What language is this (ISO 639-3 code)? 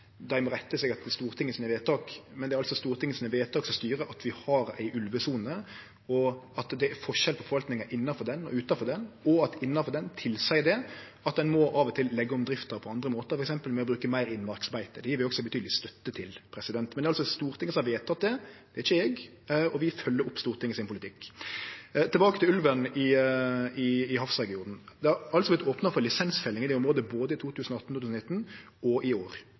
nno